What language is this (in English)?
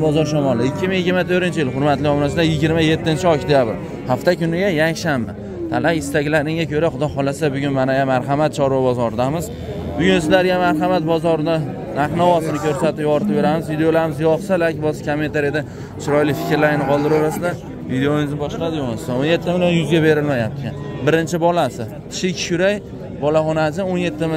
Turkish